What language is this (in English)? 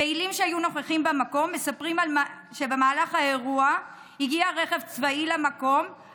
Hebrew